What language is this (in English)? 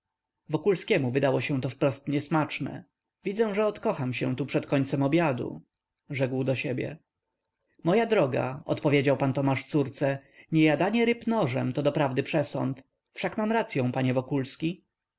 Polish